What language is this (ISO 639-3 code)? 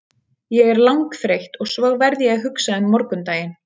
isl